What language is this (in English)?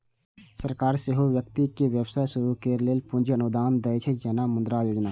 Maithili